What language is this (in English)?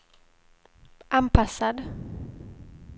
Swedish